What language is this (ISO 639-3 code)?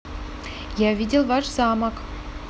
rus